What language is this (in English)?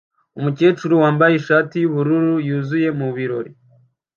Kinyarwanda